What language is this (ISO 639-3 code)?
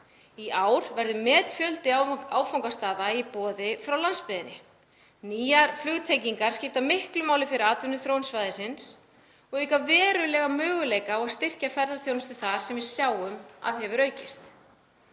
isl